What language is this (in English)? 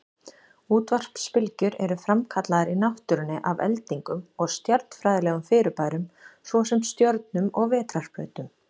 Icelandic